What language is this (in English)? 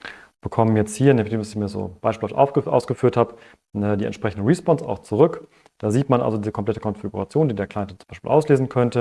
German